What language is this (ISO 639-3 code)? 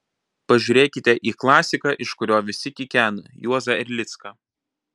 lit